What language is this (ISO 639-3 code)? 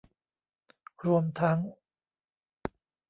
tha